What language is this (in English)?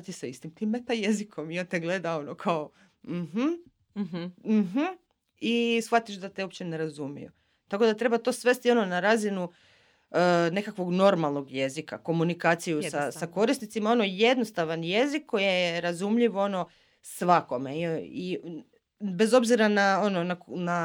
Croatian